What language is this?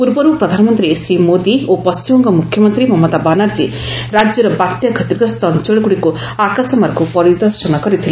Odia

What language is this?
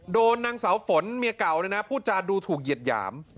Thai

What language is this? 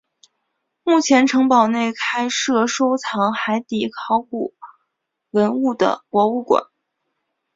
Chinese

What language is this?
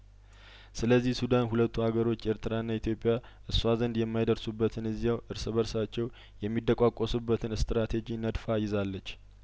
Amharic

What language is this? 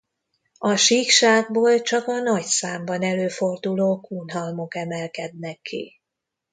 Hungarian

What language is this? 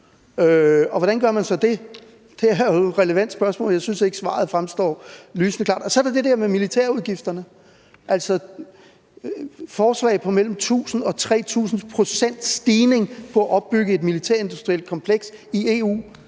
Danish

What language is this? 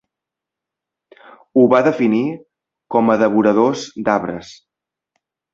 Catalan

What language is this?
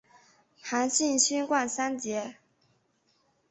Chinese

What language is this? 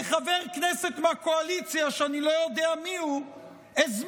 Hebrew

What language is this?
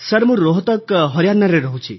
Odia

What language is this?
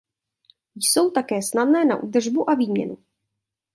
Czech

